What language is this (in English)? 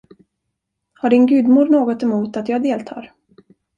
Swedish